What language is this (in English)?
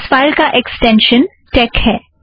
Hindi